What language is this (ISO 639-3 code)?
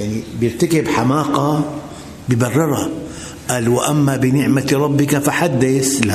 ara